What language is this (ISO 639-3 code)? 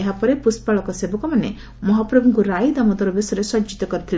ori